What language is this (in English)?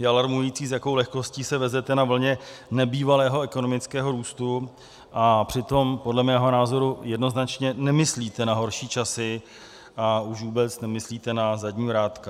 Czech